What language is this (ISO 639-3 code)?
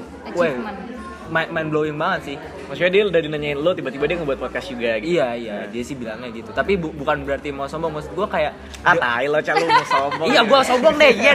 ind